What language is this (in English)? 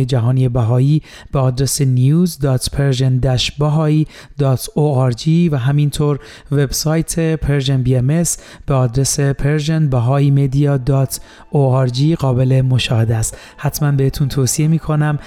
Persian